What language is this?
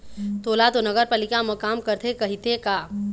Chhattisgarhi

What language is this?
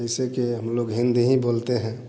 Hindi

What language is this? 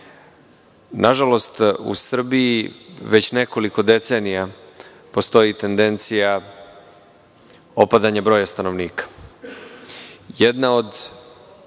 Serbian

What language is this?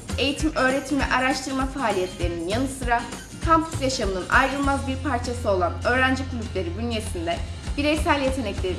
Turkish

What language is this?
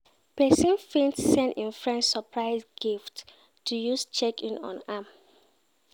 Nigerian Pidgin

